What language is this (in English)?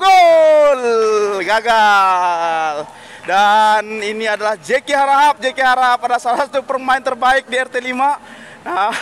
Indonesian